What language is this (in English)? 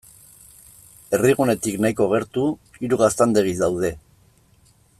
Basque